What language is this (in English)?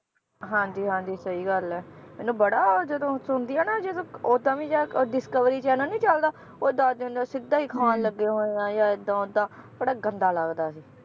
Punjabi